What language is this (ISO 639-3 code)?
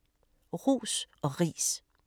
dan